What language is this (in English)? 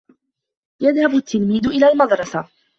Arabic